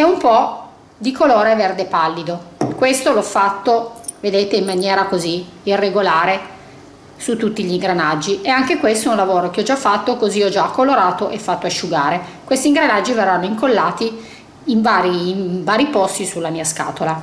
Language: Italian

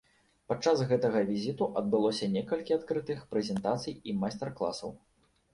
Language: Belarusian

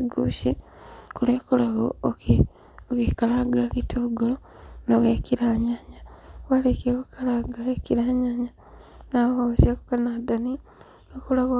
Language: Kikuyu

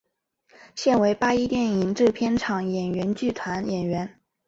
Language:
Chinese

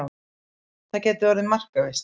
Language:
Icelandic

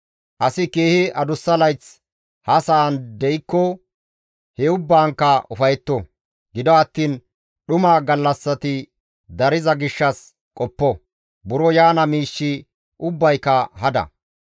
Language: Gamo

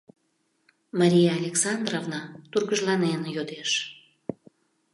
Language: Mari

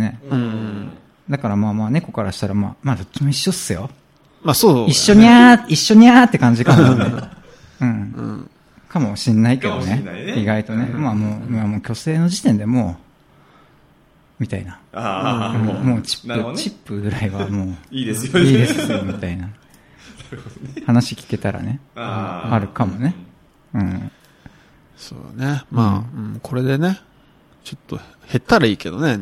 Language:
Japanese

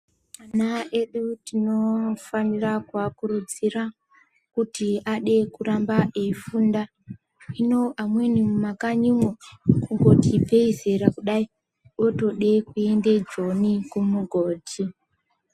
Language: Ndau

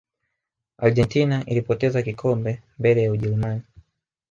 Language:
Swahili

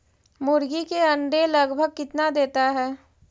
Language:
Magahi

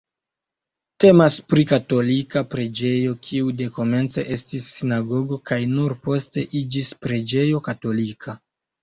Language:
Esperanto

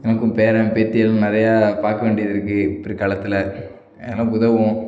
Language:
Tamil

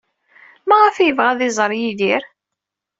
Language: Kabyle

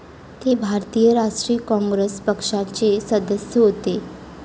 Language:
Marathi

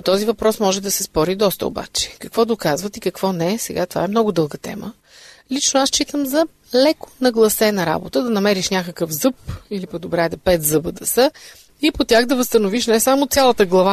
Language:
Bulgarian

